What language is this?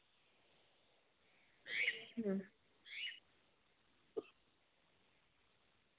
Santali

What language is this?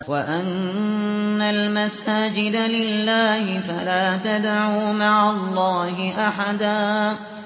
Arabic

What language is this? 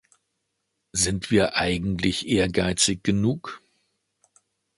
German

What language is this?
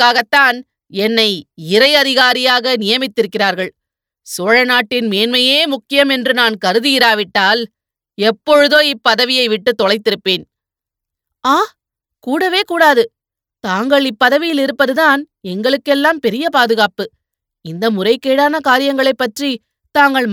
Tamil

